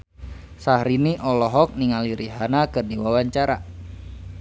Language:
Sundanese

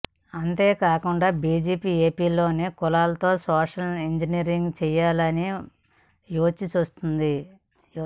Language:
Telugu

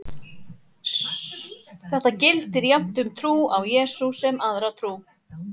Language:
Icelandic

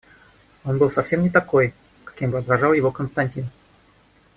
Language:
Russian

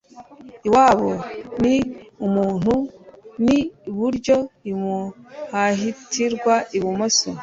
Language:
Kinyarwanda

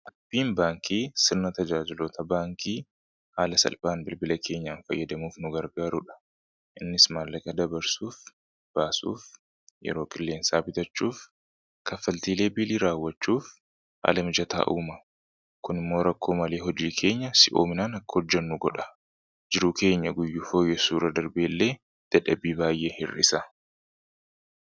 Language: Oromo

